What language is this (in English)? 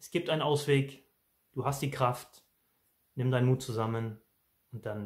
German